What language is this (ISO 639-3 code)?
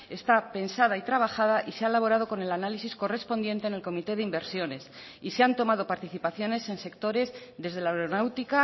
spa